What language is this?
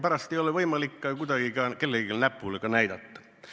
Estonian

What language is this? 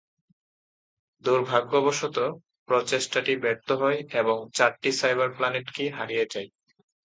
Bangla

